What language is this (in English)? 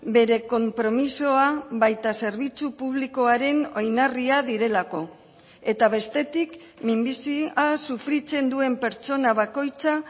Basque